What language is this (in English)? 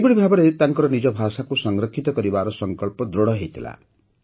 Odia